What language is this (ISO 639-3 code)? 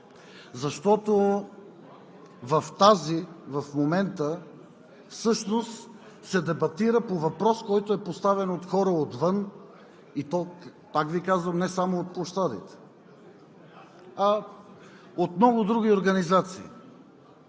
bul